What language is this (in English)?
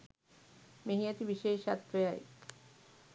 Sinhala